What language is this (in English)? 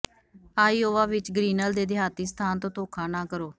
Punjabi